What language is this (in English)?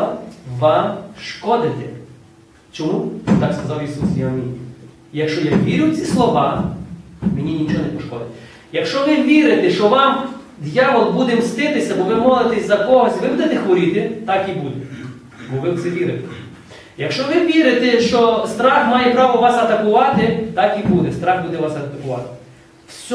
Ukrainian